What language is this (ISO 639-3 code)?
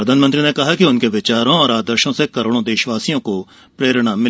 hin